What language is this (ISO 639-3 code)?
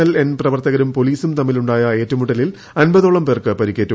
mal